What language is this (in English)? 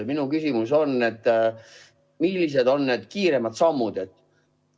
Estonian